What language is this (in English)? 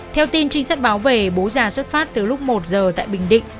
Vietnamese